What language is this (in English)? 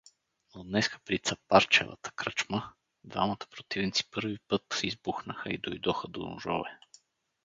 Bulgarian